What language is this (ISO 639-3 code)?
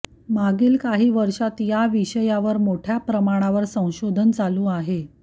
mar